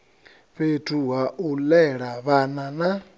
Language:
Venda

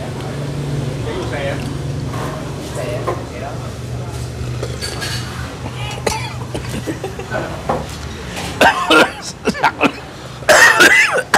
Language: Vietnamese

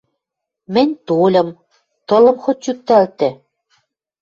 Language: Western Mari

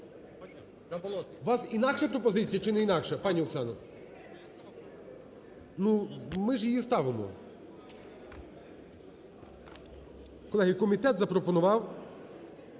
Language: Ukrainian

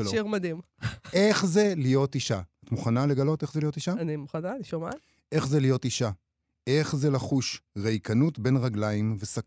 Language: Hebrew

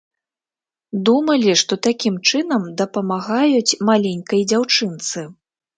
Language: Belarusian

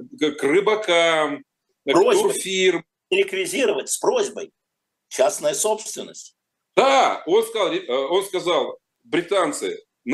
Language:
Russian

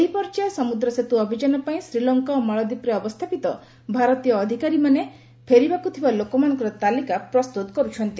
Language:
Odia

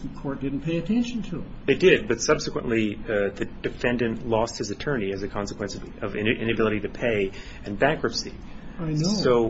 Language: English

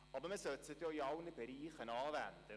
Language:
Swiss German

